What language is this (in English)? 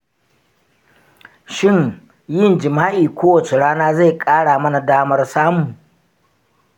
Hausa